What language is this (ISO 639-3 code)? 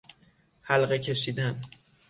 fas